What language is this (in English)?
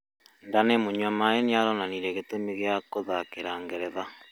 Kikuyu